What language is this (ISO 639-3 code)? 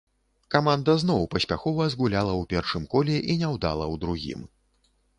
bel